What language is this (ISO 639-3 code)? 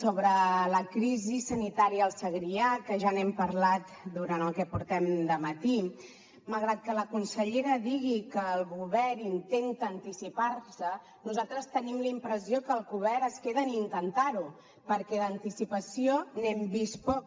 cat